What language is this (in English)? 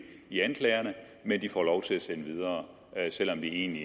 Danish